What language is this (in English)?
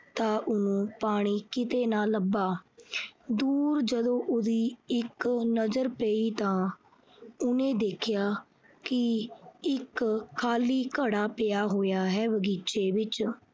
Punjabi